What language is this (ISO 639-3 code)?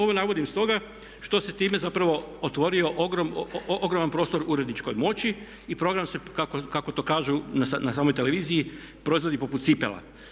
hrv